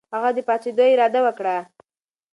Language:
Pashto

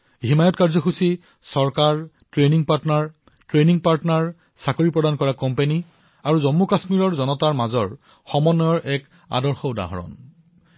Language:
Assamese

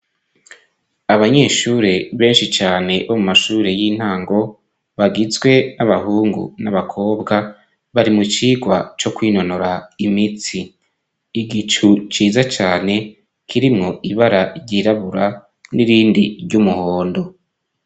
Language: Rundi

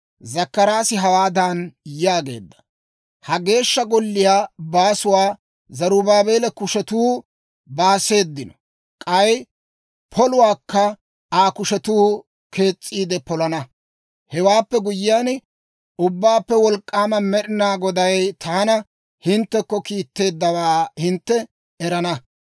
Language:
Dawro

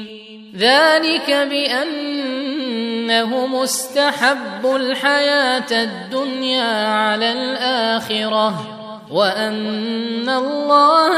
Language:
Arabic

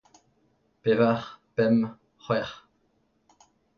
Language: Breton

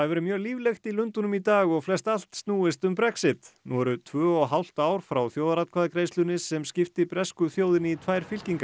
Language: Icelandic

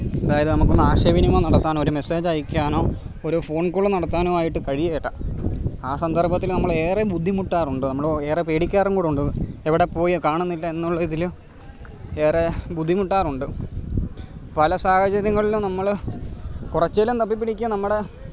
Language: Malayalam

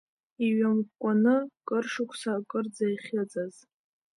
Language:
Abkhazian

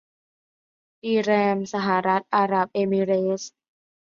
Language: Thai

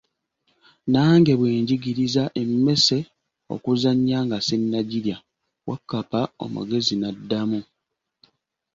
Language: Ganda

